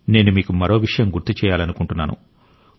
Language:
Telugu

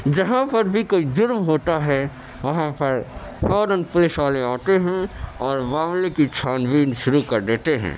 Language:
Urdu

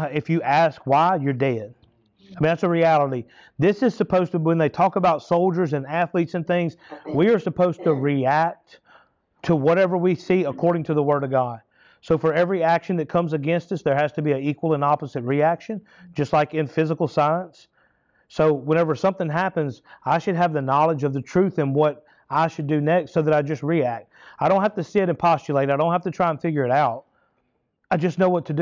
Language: English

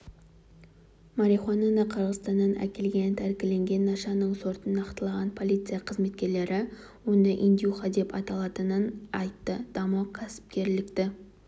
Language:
Kazakh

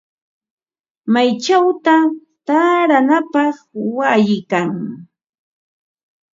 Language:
Ambo-Pasco Quechua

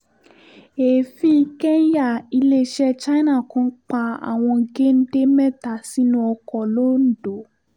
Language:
Yoruba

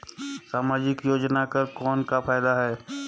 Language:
Chhattisgarhi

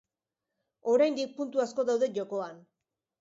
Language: Basque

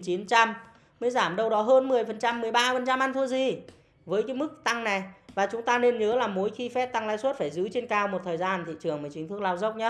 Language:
Vietnamese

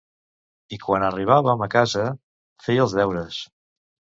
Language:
Catalan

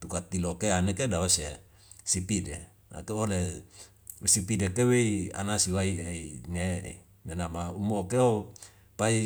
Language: Wemale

